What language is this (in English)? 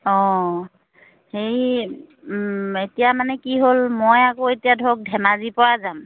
Assamese